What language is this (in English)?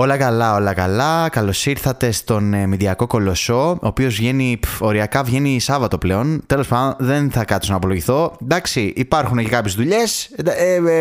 Greek